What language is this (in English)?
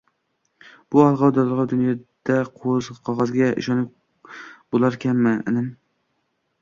Uzbek